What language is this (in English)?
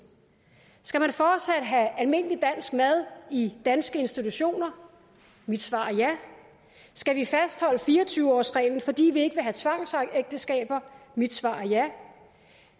Danish